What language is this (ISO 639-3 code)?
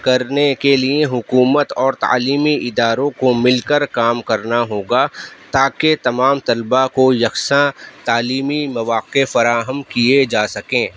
urd